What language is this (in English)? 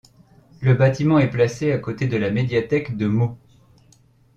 French